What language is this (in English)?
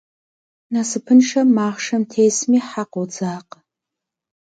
Kabardian